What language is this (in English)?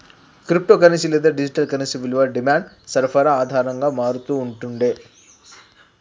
Telugu